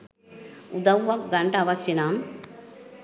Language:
Sinhala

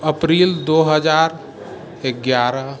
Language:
Maithili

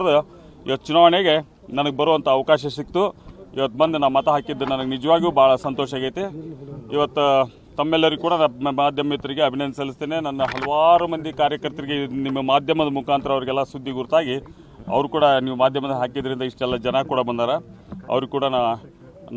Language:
Kannada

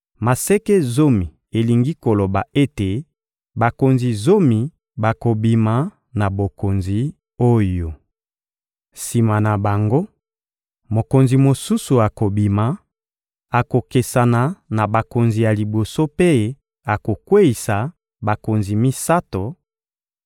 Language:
Lingala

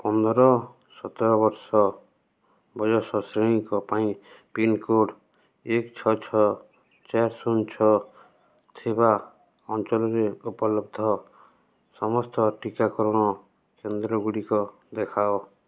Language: Odia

